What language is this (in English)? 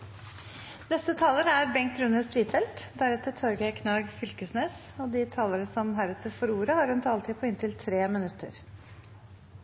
Norwegian Bokmål